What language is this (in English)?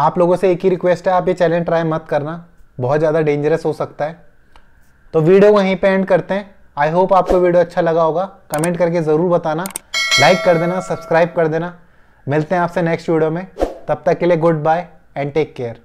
Hindi